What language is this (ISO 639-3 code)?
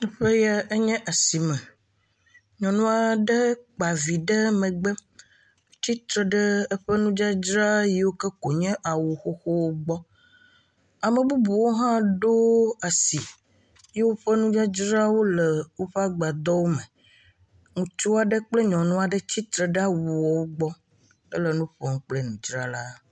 ewe